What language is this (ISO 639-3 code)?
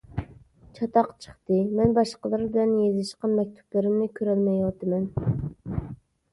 uig